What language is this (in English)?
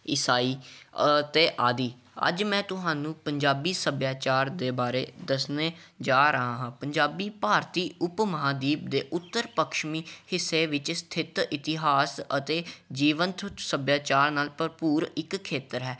Punjabi